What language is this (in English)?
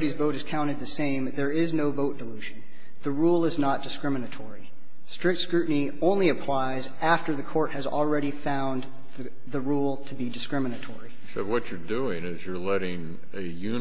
English